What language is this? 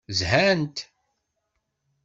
Kabyle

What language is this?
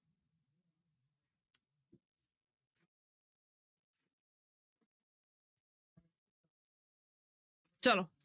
Punjabi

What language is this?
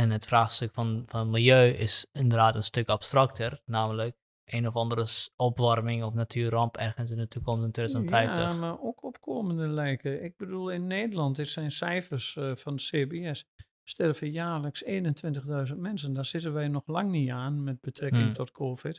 Dutch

